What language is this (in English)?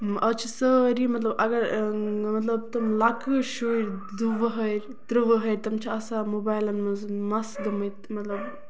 Kashmiri